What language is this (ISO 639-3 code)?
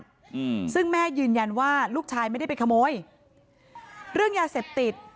tha